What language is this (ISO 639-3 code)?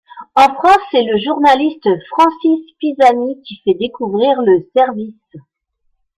fra